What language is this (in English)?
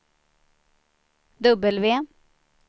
Swedish